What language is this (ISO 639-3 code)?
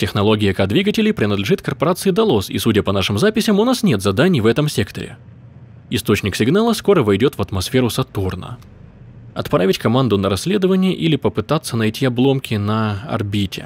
rus